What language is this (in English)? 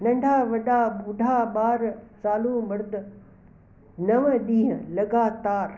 Sindhi